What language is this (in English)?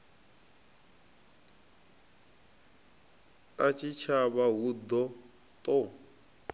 Venda